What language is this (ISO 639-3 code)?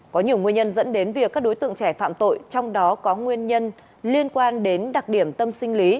vie